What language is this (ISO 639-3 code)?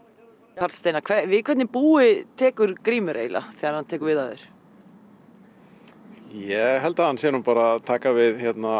isl